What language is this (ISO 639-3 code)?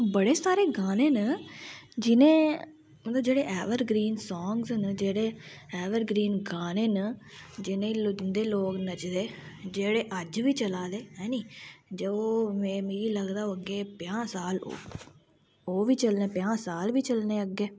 doi